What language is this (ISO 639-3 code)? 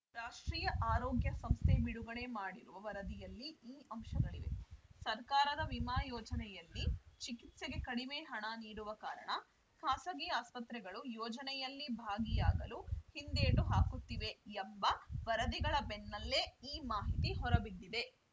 kan